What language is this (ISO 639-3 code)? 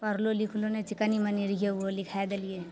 mai